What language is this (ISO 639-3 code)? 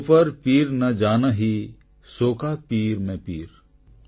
ori